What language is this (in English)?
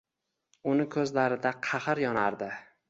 Uzbek